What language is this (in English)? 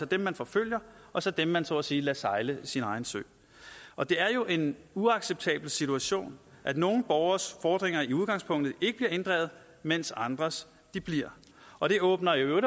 Danish